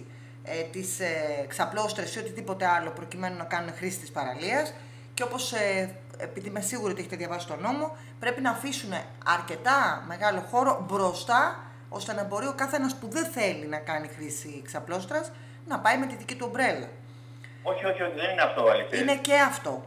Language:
Greek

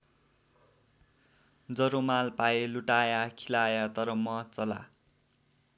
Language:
Nepali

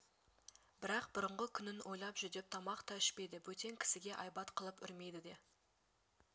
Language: Kazakh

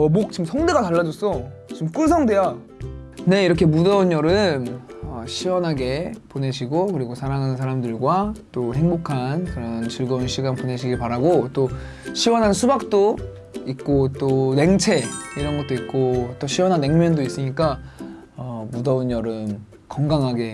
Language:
Korean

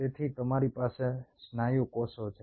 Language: Gujarati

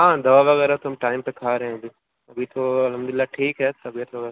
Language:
Urdu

